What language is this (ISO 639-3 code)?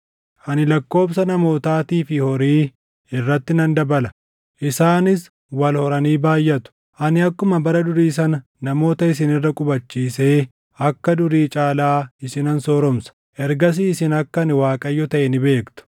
orm